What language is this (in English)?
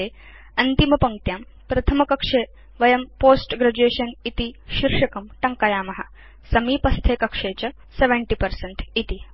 Sanskrit